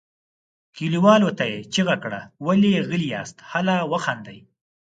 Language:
Pashto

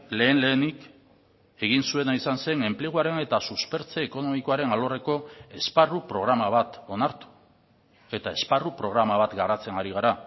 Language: Basque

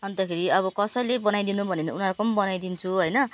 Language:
Nepali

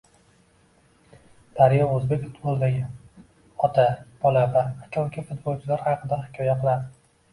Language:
Uzbek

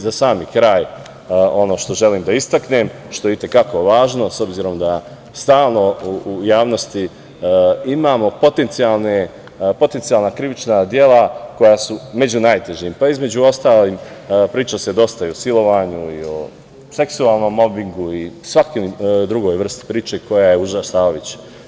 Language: Serbian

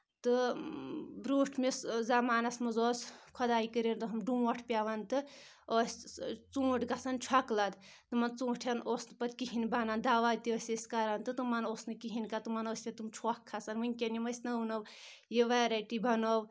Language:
Kashmiri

